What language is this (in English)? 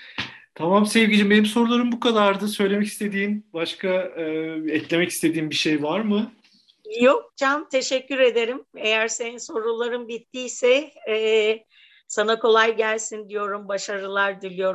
Turkish